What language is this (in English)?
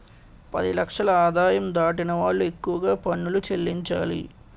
Telugu